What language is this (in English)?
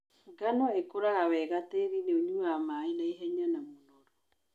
Kikuyu